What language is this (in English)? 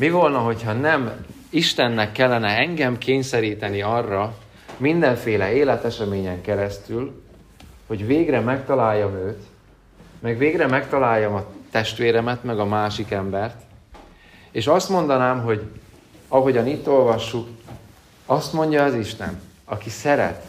Hungarian